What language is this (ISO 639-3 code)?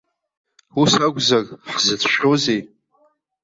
abk